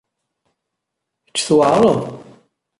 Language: Kabyle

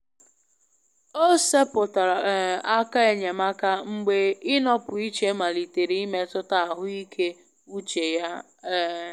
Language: Igbo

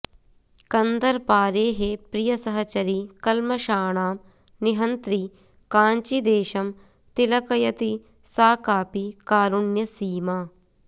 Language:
Sanskrit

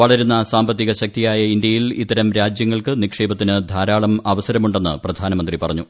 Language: Malayalam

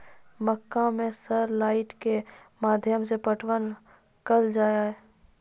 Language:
Maithili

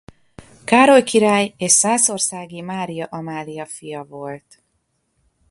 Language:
Hungarian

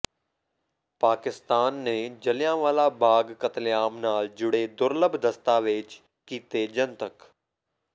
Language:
Punjabi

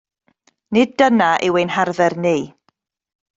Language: Welsh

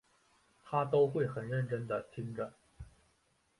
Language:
Chinese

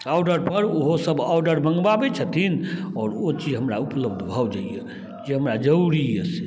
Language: Maithili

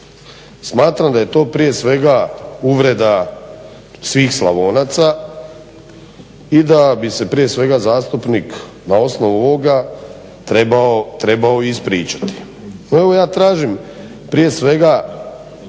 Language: Croatian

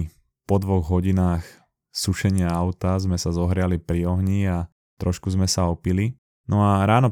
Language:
Slovak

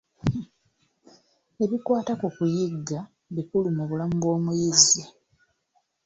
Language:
Ganda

